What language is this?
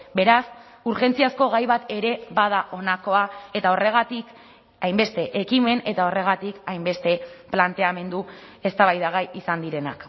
Basque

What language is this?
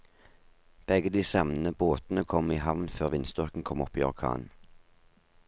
Norwegian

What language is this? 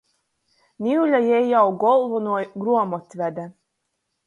Latgalian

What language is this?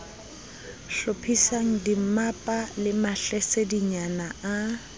Southern Sotho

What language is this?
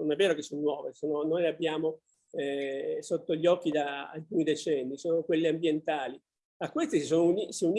Italian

